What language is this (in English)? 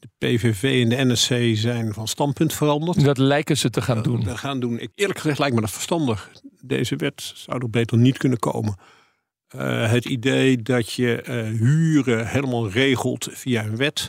Dutch